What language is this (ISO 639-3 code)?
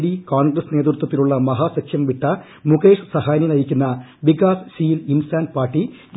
mal